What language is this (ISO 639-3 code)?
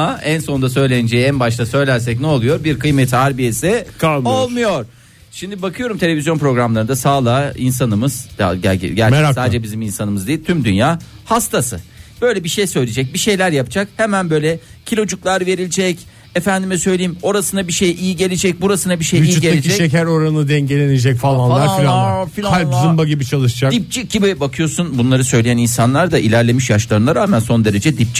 tur